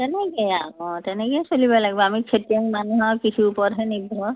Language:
Assamese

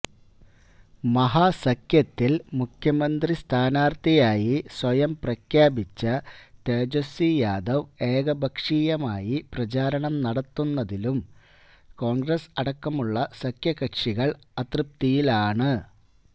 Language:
Malayalam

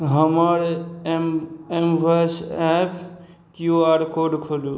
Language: Maithili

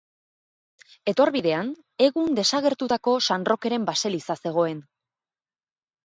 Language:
Basque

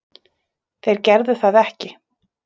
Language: Icelandic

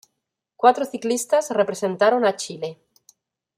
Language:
Spanish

